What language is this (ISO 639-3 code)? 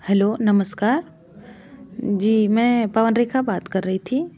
hin